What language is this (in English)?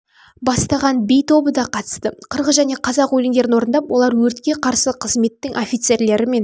Kazakh